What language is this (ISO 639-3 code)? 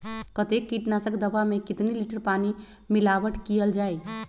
mag